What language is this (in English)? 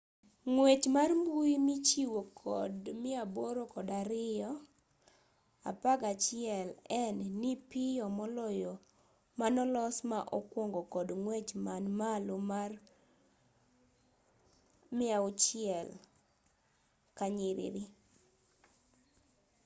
Luo (Kenya and Tanzania)